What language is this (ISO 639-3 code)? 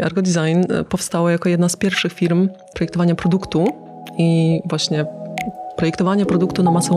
pol